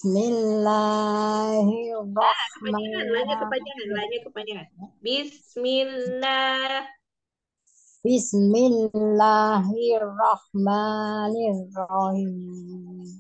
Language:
Indonesian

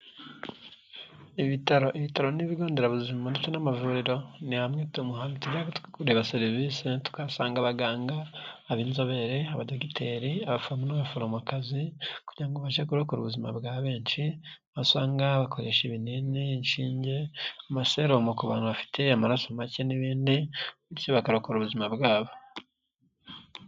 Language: Kinyarwanda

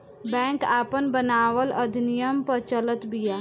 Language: Bhojpuri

